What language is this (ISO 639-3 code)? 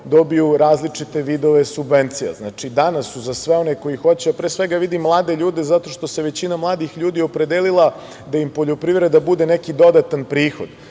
srp